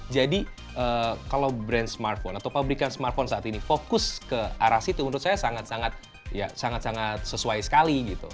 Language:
Indonesian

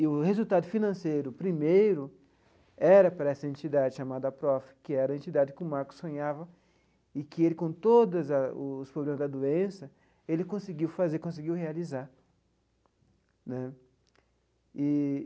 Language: Portuguese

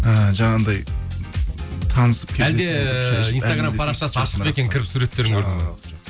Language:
Kazakh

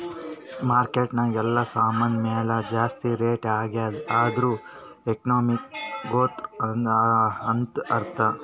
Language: Kannada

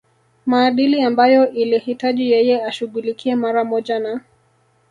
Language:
Swahili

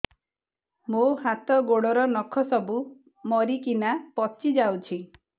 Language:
Odia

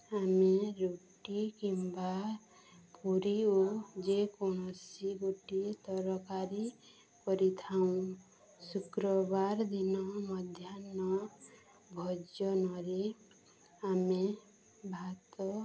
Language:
Odia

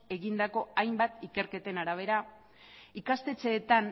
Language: Basque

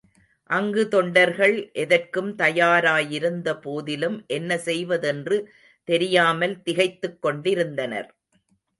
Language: Tamil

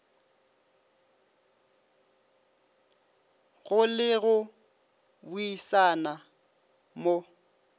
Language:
Northern Sotho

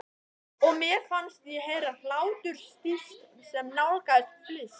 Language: Icelandic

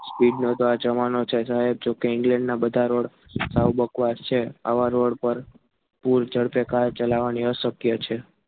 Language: Gujarati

